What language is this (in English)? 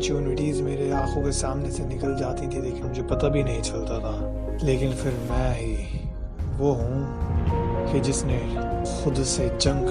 Urdu